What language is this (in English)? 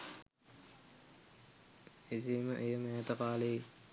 Sinhala